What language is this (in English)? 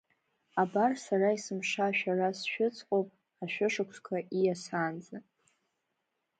Abkhazian